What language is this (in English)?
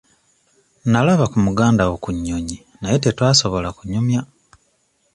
Ganda